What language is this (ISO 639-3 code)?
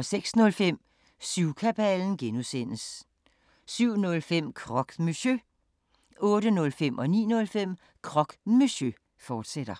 dan